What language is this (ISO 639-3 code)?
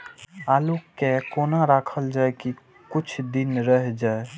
mai